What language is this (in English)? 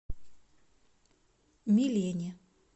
Russian